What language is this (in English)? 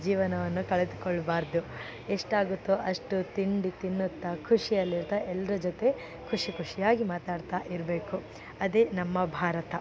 Kannada